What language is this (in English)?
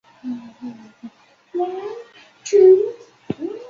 Chinese